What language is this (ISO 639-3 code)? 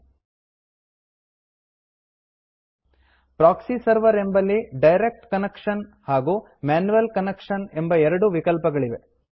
kan